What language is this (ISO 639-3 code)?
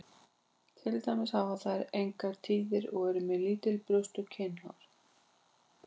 isl